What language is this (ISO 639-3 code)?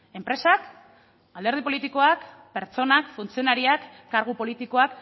eus